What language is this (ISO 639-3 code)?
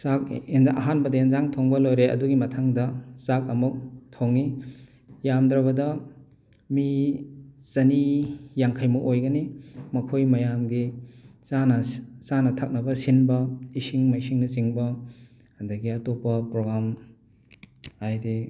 mni